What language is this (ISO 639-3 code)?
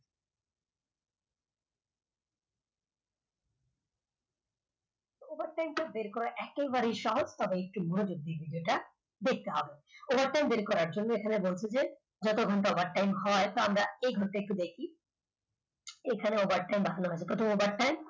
ben